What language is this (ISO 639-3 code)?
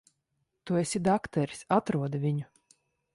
lav